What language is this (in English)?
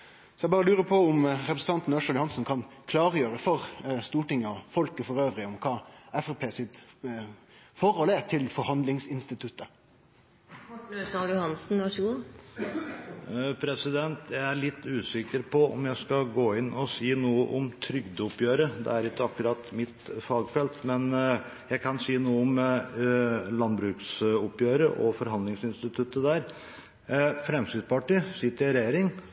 Norwegian